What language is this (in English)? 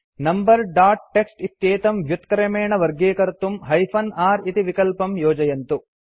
Sanskrit